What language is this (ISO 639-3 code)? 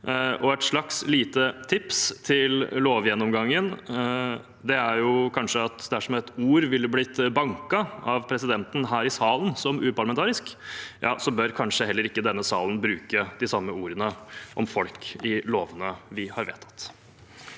nor